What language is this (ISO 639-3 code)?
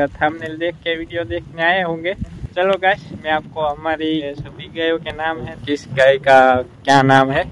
guj